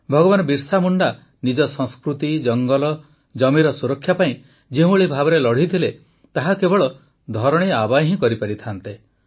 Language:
Odia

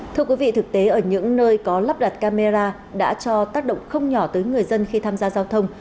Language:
Vietnamese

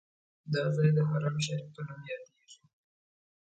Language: Pashto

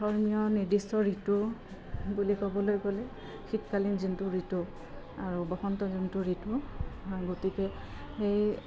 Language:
Assamese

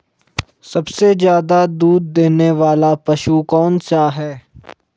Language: Hindi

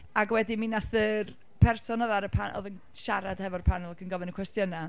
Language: Welsh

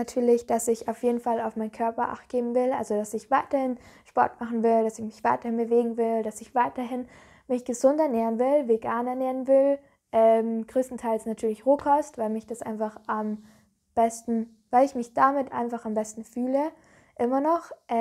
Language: German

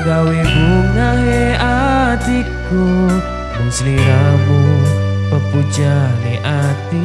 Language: Indonesian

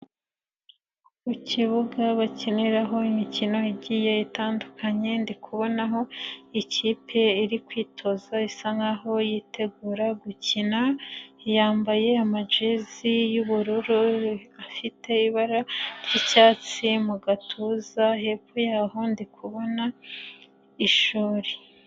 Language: Kinyarwanda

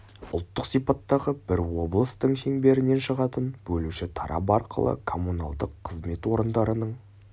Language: Kazakh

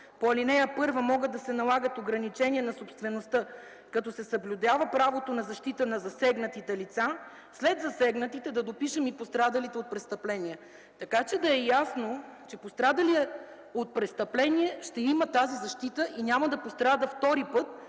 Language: Bulgarian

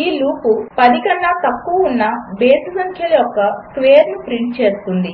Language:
Telugu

